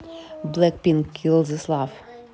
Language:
Russian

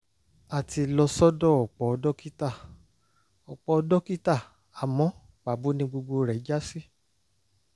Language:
Yoruba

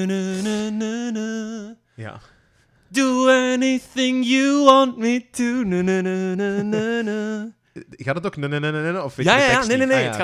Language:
Dutch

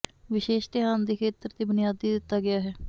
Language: Punjabi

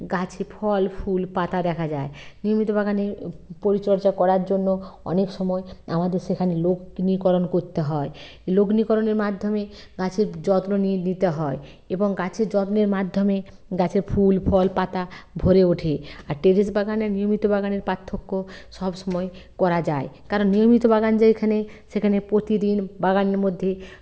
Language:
Bangla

